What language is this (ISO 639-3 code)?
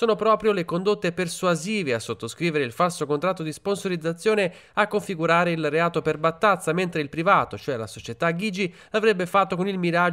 ita